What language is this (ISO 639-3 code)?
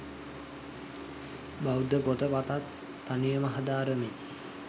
sin